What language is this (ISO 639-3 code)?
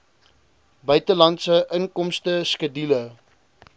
afr